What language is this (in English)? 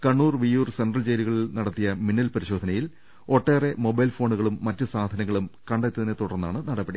Malayalam